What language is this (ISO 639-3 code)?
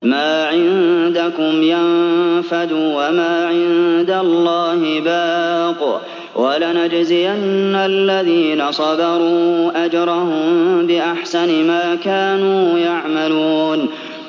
ara